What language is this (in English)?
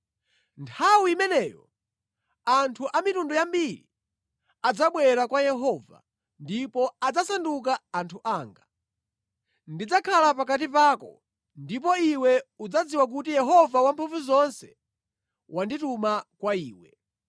Nyanja